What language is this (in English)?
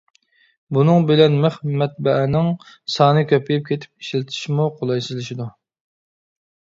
Uyghur